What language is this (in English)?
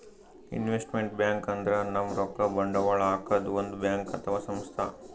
Kannada